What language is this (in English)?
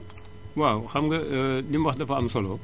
Wolof